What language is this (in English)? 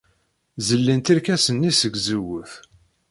Kabyle